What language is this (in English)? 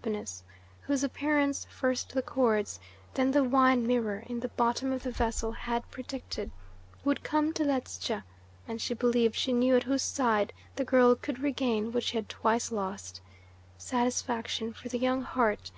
English